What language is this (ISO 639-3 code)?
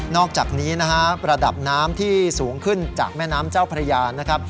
tha